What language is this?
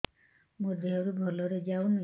Odia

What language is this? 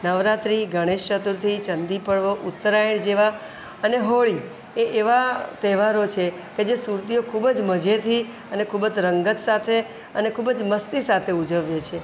Gujarati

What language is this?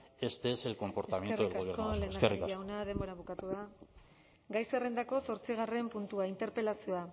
Basque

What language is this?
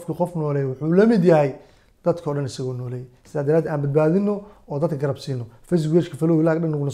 Arabic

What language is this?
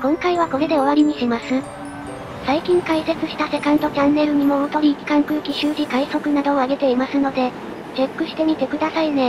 Japanese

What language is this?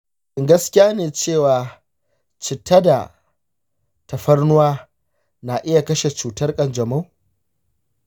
Hausa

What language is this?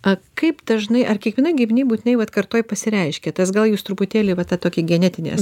Lithuanian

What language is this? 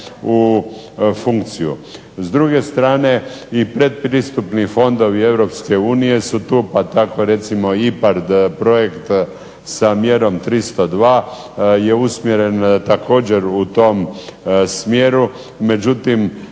Croatian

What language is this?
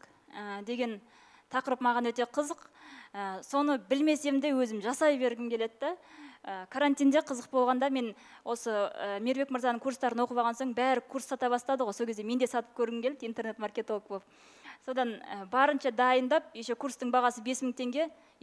Russian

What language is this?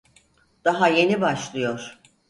Turkish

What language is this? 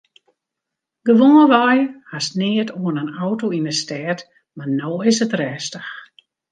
Western Frisian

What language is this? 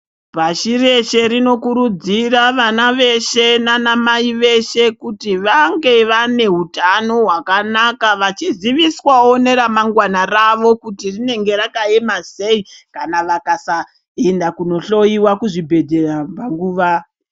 Ndau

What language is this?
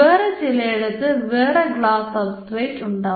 Malayalam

